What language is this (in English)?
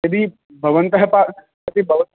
Sanskrit